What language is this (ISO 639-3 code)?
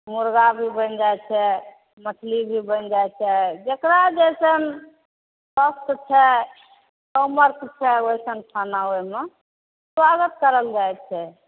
mai